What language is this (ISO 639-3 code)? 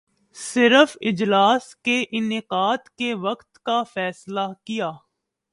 urd